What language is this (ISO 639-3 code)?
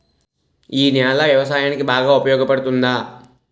tel